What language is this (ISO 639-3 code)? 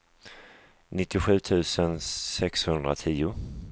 swe